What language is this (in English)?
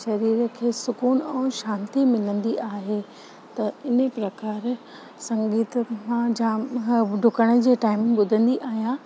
Sindhi